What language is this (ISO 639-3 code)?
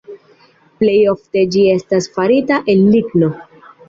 epo